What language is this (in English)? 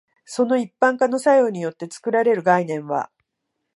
Japanese